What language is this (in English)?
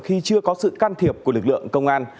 Vietnamese